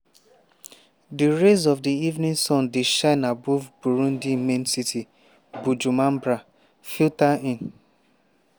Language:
Nigerian Pidgin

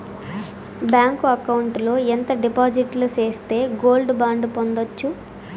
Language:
Telugu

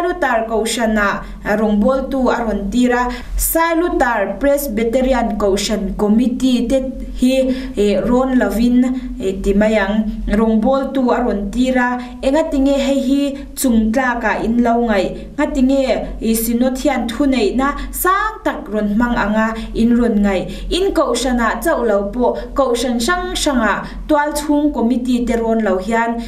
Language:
Thai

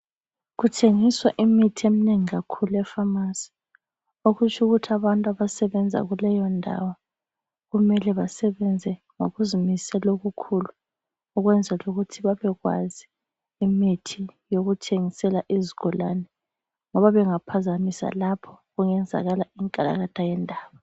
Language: North Ndebele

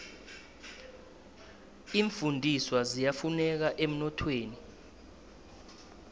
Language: South Ndebele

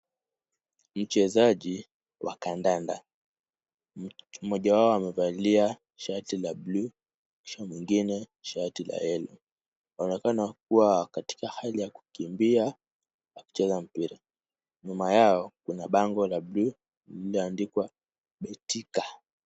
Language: Swahili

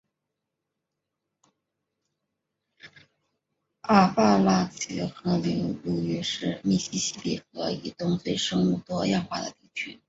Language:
Chinese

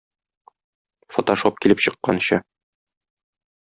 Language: Tatar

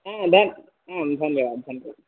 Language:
Sanskrit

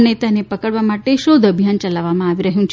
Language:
Gujarati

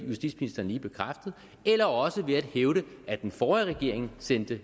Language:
Danish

